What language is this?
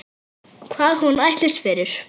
Icelandic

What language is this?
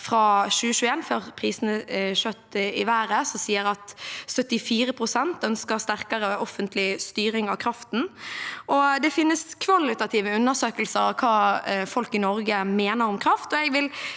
Norwegian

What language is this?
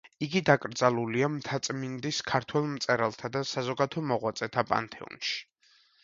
Georgian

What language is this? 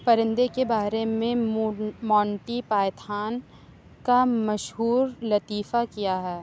Urdu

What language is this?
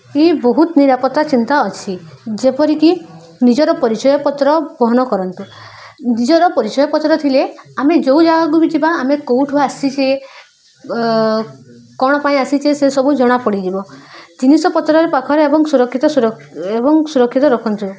Odia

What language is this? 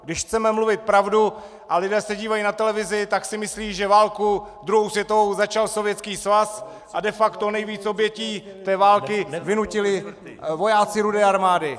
Czech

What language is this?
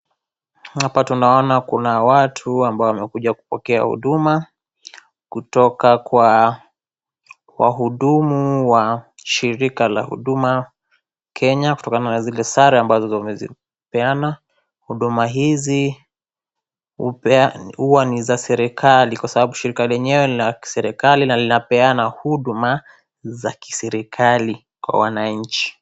Swahili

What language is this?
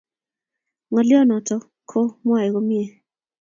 Kalenjin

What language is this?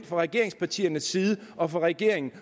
Danish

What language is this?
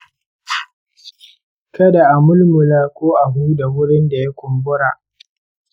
Hausa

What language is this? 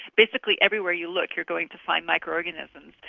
English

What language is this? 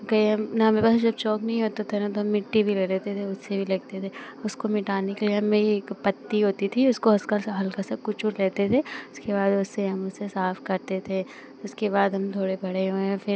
Hindi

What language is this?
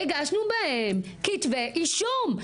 Hebrew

